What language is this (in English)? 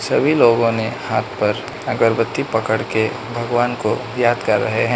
Hindi